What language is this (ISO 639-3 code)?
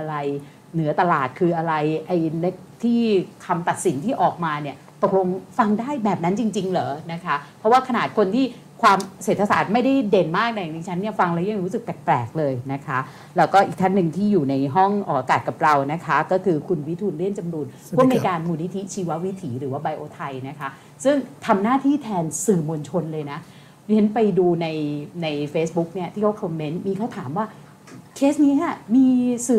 tha